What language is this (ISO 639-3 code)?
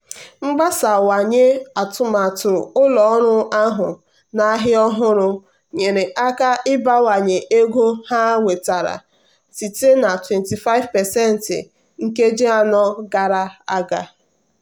ibo